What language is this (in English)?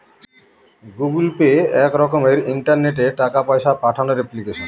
Bangla